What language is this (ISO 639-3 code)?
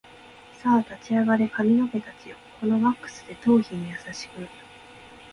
jpn